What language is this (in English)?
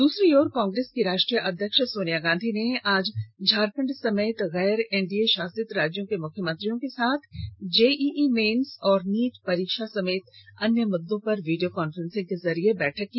Hindi